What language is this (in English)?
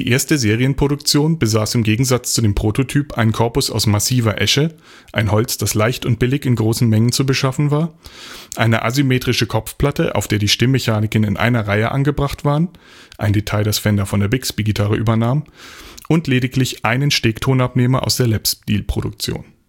German